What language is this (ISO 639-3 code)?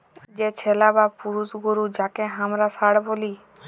ben